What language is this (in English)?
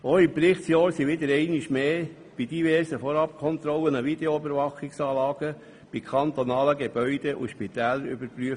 Swiss German